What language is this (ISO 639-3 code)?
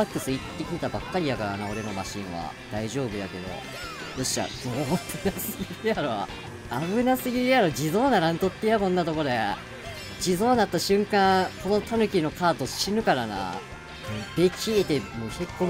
jpn